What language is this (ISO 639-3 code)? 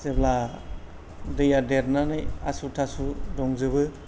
brx